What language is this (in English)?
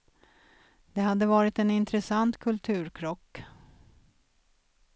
Swedish